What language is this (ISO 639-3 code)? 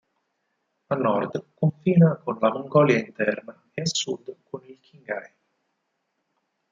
ita